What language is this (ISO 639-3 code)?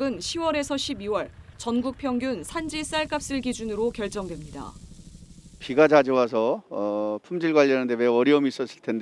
kor